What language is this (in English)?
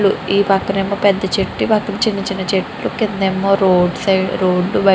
Telugu